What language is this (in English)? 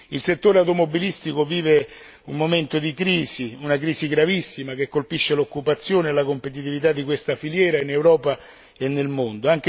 Italian